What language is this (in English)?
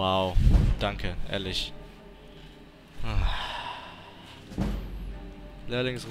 German